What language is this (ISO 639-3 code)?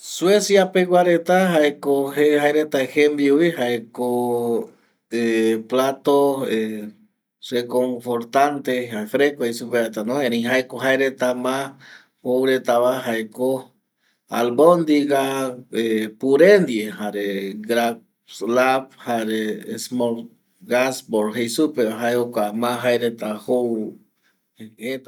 gui